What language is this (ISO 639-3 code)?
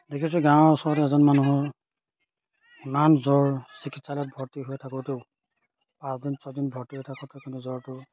asm